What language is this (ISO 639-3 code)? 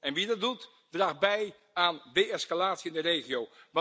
nld